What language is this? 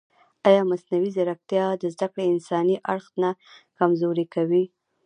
Pashto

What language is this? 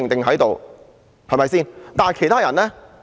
Cantonese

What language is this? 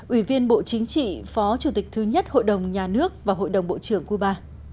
Vietnamese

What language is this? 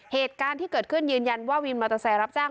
Thai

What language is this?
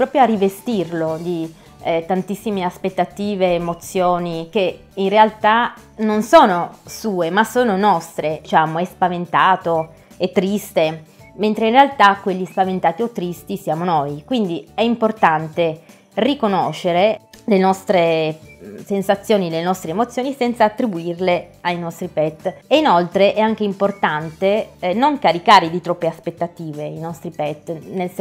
Italian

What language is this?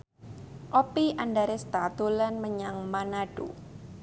Javanese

